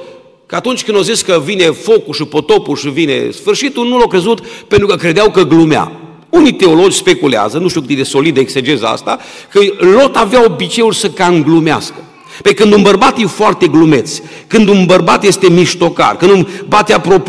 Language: Romanian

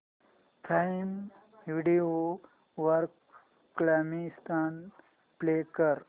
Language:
Marathi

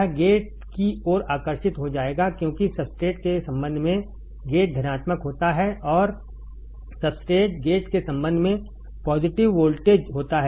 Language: Hindi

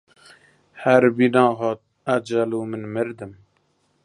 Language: Central Kurdish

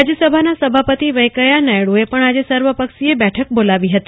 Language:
Gujarati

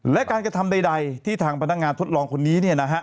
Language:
Thai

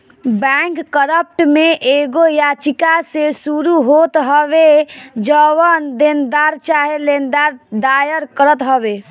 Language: Bhojpuri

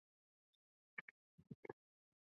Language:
Chinese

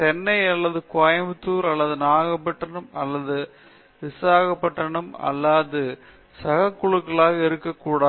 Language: Tamil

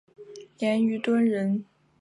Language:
Chinese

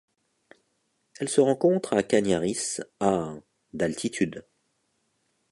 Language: French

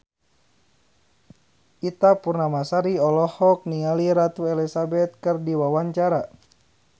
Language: Sundanese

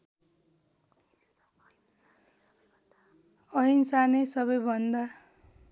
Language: Nepali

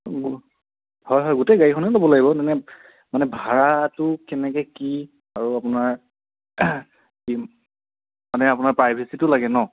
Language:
Assamese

